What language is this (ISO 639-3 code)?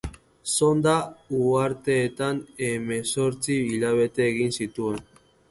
eus